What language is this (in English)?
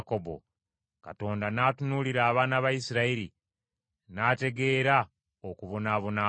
Ganda